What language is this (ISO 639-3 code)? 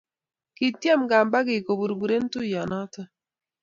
kln